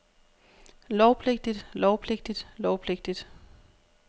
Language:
Danish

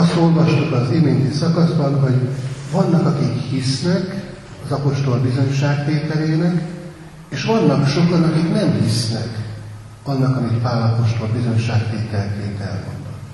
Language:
Hungarian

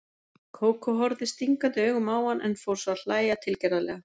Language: Icelandic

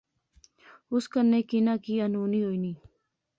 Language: Pahari-Potwari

